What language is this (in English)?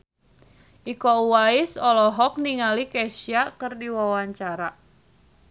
Sundanese